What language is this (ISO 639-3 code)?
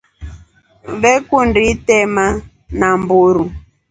rof